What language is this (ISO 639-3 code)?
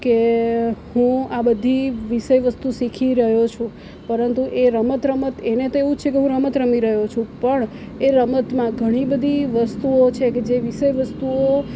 guj